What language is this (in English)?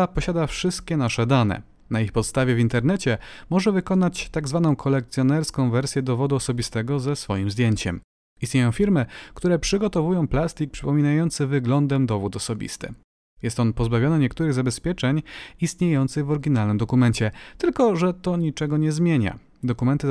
Polish